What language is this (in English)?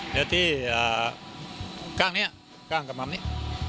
Thai